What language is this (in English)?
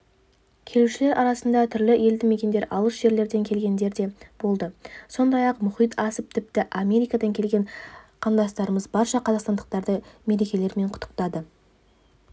Kazakh